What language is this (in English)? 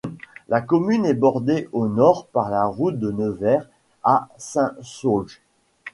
French